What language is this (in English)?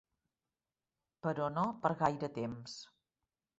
Catalan